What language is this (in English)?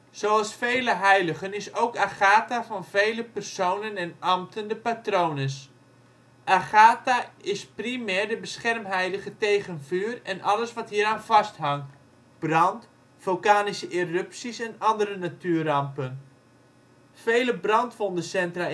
Dutch